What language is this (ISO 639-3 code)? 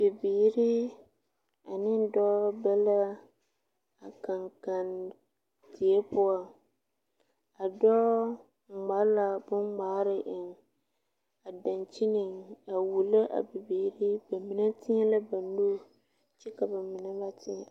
dga